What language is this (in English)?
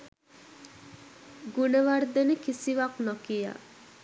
Sinhala